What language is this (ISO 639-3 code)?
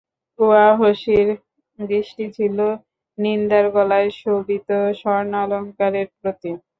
ben